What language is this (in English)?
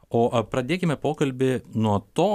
Lithuanian